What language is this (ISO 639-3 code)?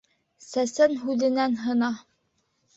bak